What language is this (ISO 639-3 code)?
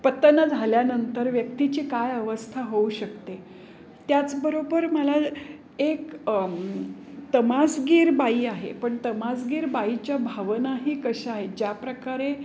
mar